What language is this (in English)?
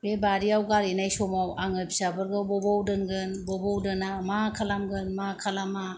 Bodo